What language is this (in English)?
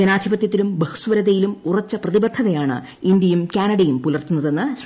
Malayalam